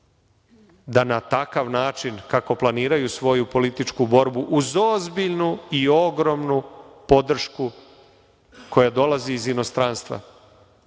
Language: Serbian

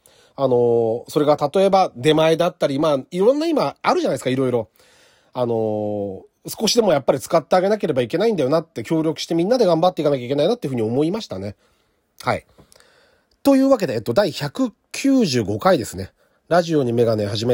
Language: Japanese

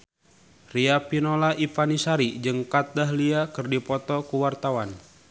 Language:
Sundanese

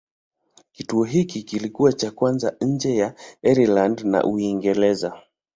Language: Swahili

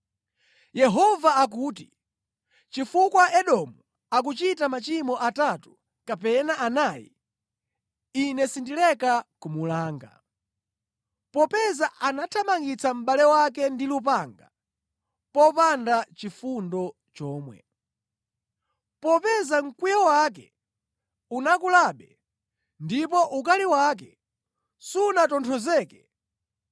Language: Nyanja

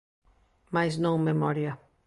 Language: Galician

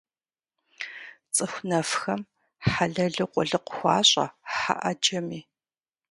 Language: Kabardian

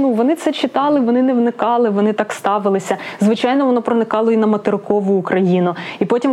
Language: Ukrainian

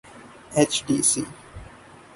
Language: Urdu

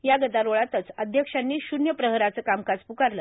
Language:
Marathi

